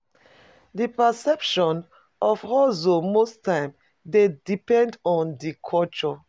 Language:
Nigerian Pidgin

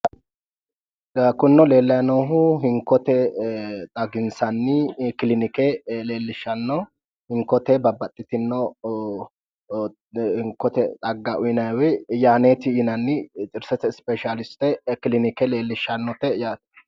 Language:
Sidamo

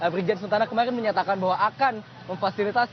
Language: Indonesian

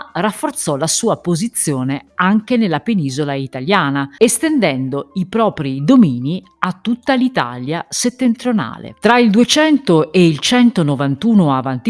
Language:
Italian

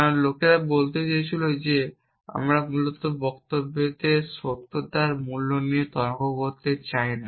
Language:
Bangla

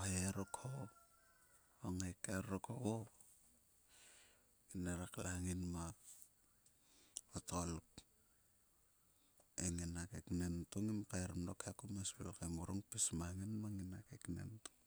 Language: Sulka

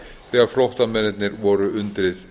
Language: Icelandic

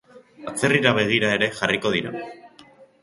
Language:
Basque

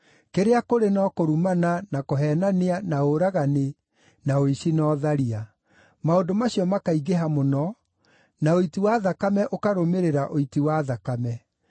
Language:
Kikuyu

